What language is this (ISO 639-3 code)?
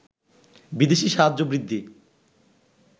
ben